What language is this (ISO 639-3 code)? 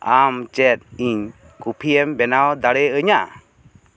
sat